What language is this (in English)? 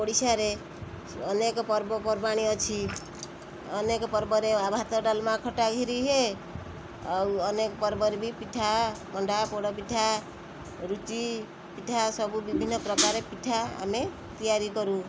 Odia